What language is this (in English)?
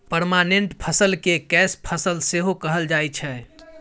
Maithili